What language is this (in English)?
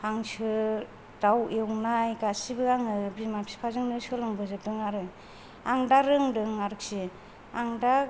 Bodo